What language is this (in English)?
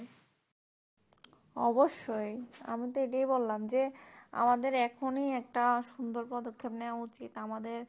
Bangla